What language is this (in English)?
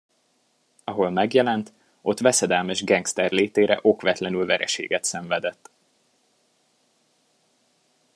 Hungarian